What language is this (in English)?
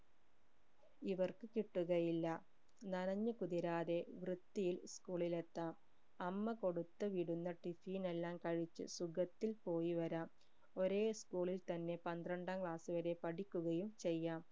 Malayalam